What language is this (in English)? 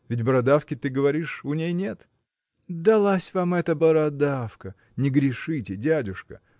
Russian